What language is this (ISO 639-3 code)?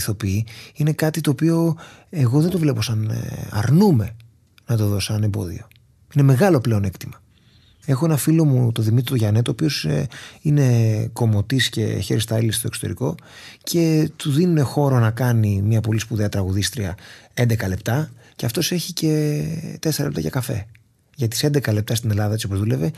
ell